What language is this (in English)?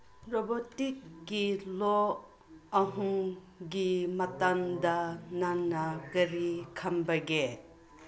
Manipuri